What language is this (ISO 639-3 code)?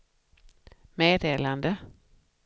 swe